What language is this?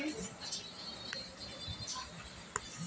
Bhojpuri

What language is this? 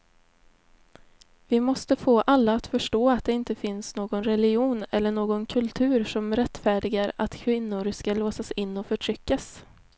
Swedish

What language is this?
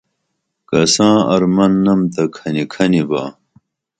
Dameli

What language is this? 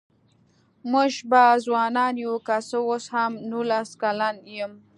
Pashto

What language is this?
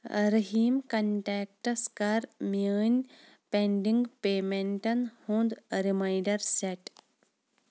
Kashmiri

